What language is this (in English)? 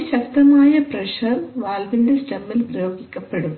Malayalam